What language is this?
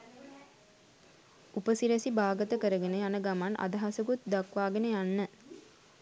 Sinhala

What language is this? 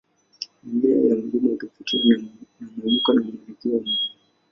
Swahili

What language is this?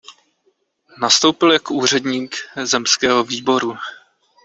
Czech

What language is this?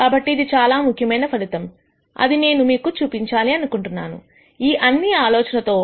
Telugu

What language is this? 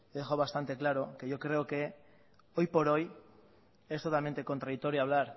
Spanish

